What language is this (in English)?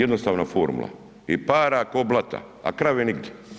Croatian